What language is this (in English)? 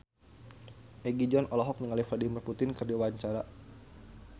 Sundanese